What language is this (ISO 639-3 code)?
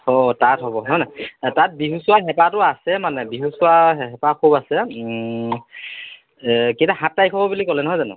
asm